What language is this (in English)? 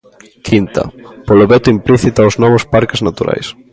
Galician